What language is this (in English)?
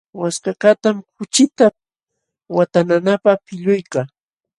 Jauja Wanca Quechua